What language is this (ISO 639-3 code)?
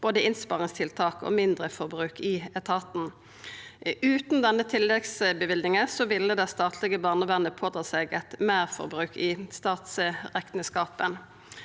nor